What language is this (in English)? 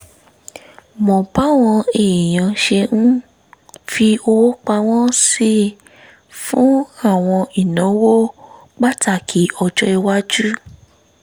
Yoruba